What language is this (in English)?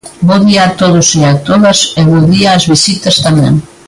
Galician